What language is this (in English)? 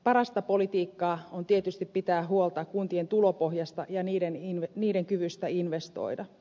Finnish